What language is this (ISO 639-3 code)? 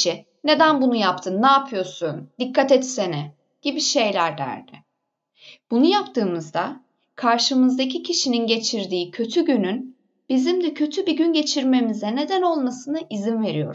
tur